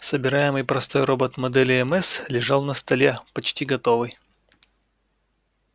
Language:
Russian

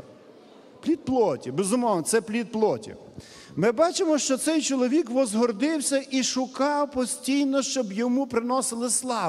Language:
Ukrainian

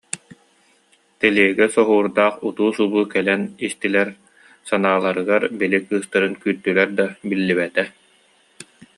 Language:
Yakut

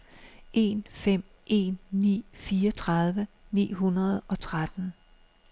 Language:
Danish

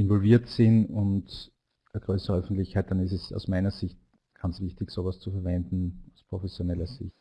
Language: German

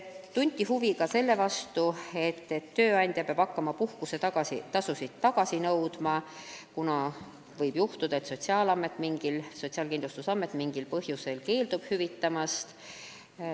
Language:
Estonian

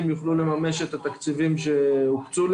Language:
Hebrew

